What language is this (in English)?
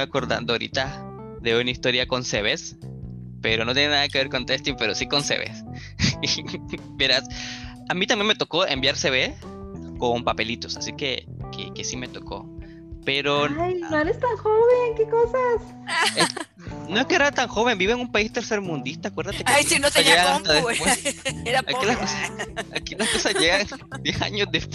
Spanish